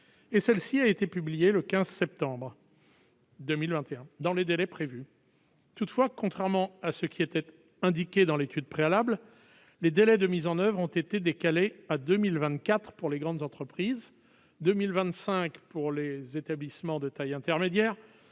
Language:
French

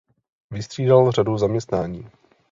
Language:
Czech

